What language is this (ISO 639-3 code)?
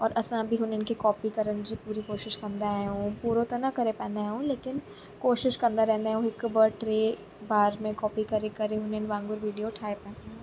snd